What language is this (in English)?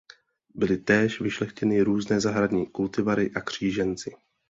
Czech